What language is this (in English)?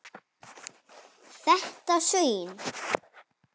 Icelandic